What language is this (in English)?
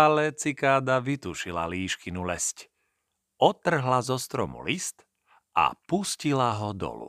Slovak